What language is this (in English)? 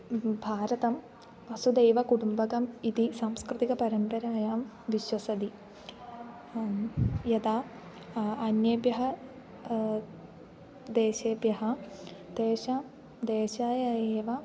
Sanskrit